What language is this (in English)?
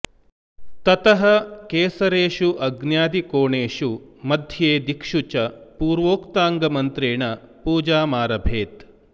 Sanskrit